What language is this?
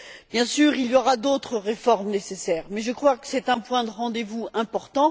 French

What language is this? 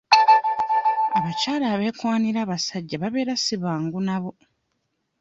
Ganda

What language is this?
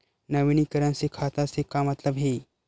Chhattisgarhi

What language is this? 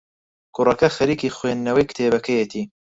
Central Kurdish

